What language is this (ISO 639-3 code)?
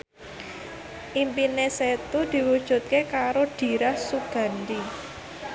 jav